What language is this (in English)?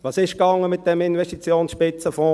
Swiss German